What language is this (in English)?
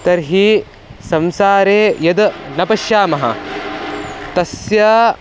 Sanskrit